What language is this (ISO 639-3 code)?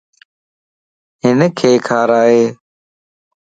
lss